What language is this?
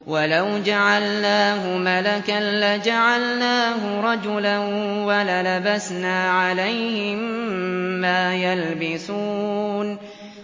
Arabic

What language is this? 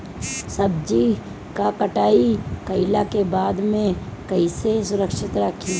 Bhojpuri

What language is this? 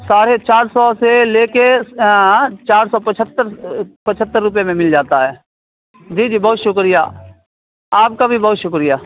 Urdu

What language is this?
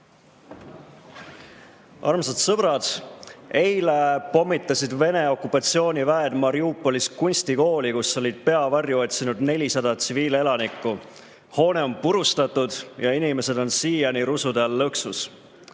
Estonian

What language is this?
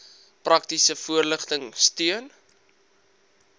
Afrikaans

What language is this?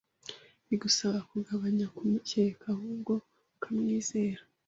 Kinyarwanda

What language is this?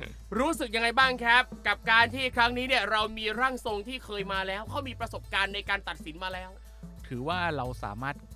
Thai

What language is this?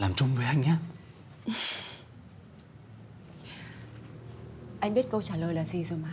Vietnamese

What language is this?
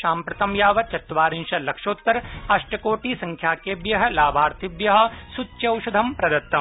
Sanskrit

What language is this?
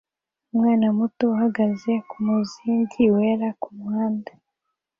Kinyarwanda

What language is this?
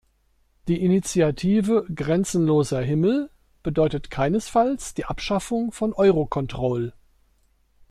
German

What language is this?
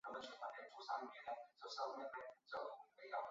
Chinese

